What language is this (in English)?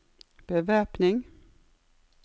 Norwegian